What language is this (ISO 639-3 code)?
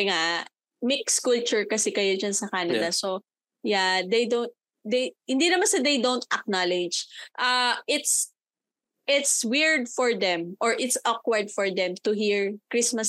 fil